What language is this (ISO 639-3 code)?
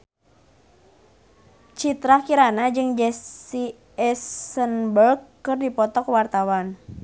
sun